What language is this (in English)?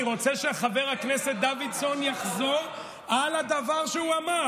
Hebrew